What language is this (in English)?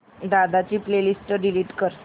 Marathi